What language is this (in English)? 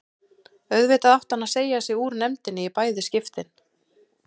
Icelandic